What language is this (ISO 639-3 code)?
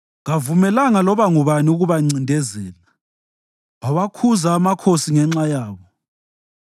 nde